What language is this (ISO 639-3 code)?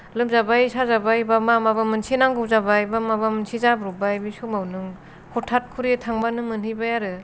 brx